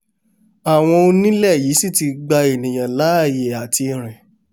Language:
Yoruba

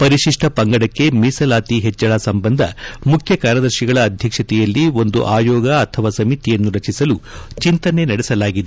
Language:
Kannada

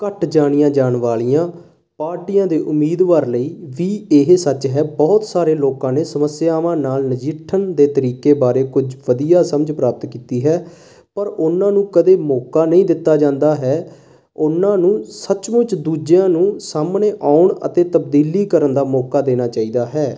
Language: Punjabi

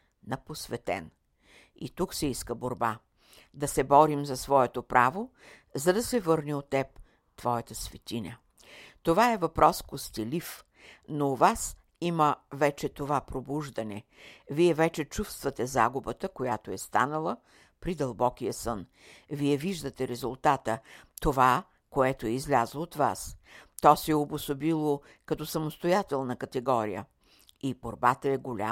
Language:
Bulgarian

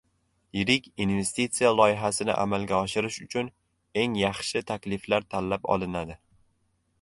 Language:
Uzbek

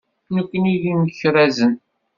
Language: Kabyle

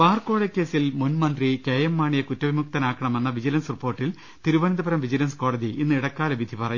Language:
Malayalam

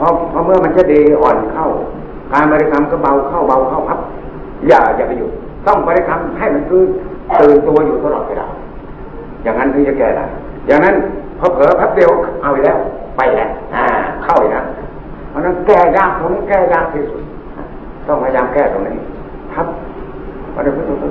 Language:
Thai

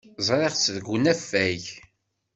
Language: Kabyle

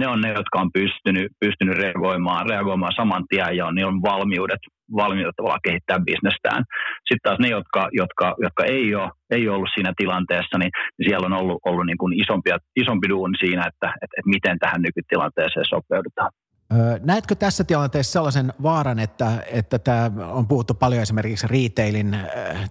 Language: Finnish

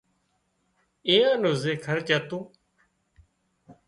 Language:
Wadiyara Koli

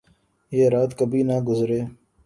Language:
Urdu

